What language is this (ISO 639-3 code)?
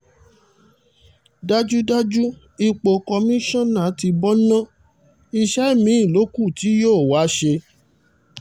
yor